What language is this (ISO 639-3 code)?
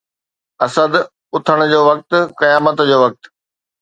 snd